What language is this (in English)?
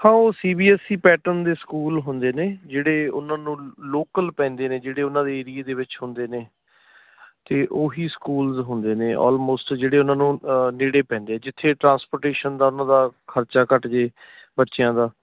Punjabi